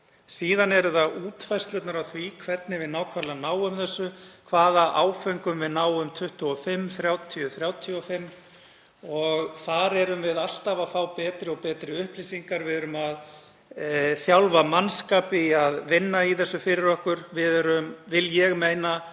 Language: Icelandic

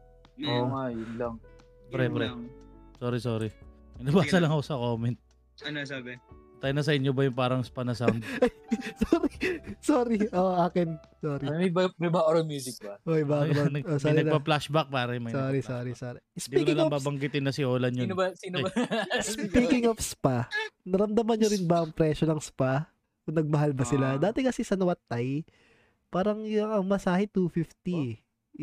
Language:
Filipino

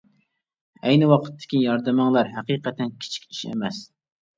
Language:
Uyghur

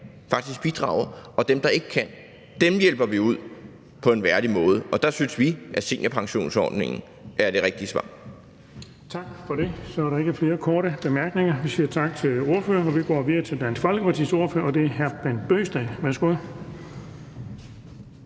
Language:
Danish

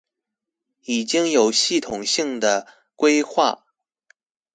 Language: Chinese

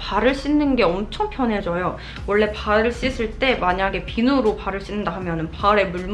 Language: Korean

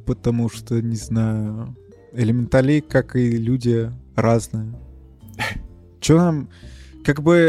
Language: Russian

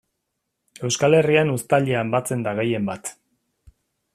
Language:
Basque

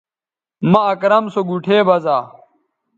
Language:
Bateri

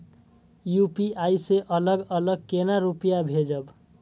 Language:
Maithili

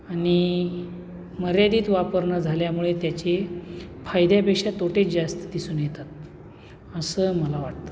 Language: Marathi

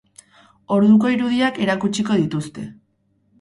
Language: Basque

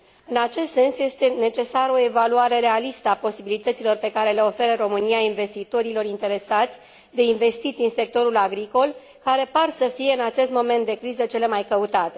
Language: Romanian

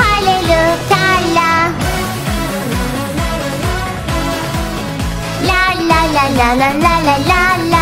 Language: Thai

